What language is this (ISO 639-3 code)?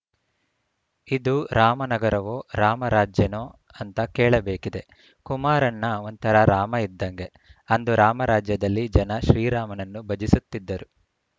kan